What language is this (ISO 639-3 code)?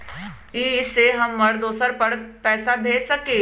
mag